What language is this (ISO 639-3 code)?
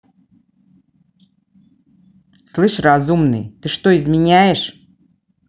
rus